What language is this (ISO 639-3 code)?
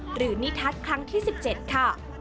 tha